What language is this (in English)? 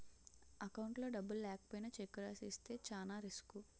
Telugu